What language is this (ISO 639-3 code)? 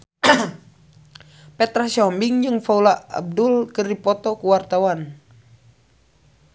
sun